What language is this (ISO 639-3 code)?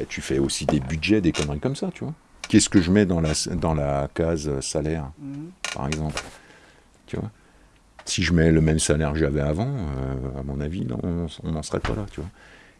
fra